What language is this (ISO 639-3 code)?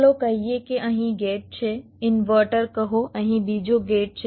guj